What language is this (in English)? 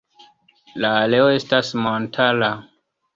Esperanto